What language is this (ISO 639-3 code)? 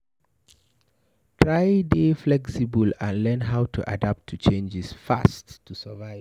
pcm